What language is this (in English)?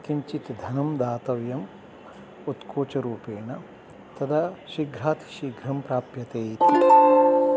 Sanskrit